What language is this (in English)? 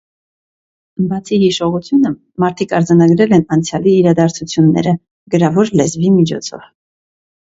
Armenian